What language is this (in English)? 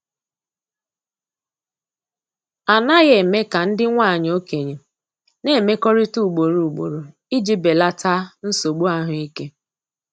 Igbo